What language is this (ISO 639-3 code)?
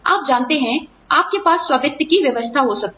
hin